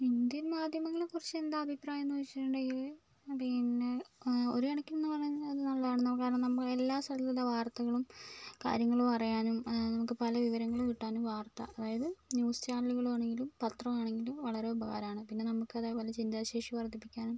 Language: Malayalam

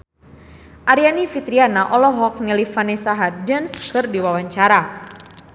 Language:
Sundanese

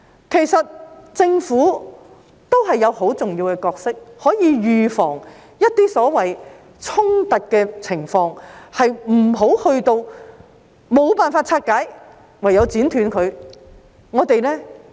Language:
Cantonese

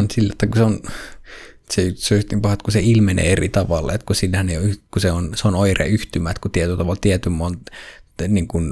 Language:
Finnish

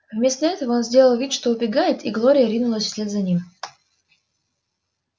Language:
Russian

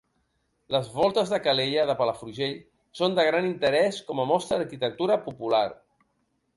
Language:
Catalan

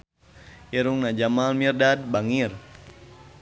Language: Sundanese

